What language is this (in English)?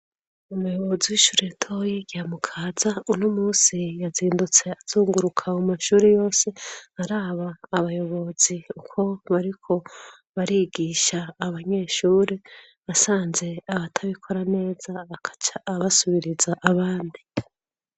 Rundi